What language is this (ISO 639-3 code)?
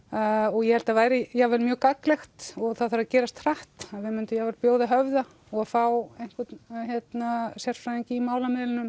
isl